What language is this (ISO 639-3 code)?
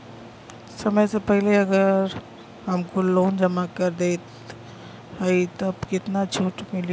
bho